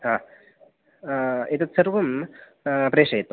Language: Sanskrit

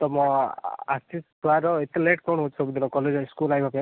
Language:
Odia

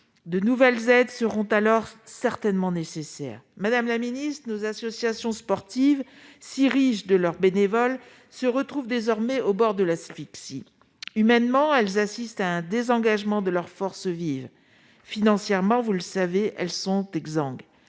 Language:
French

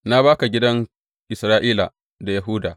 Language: Hausa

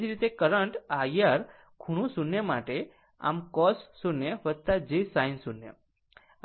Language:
Gujarati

